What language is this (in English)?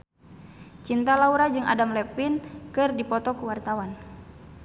Sundanese